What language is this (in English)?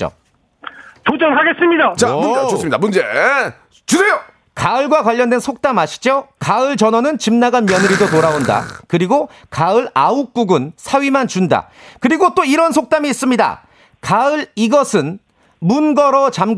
Korean